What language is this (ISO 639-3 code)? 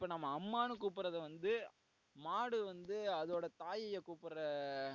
tam